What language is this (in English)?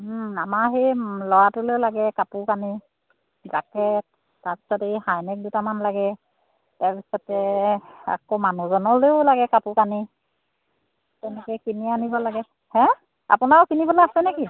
Assamese